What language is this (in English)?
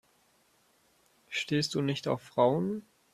German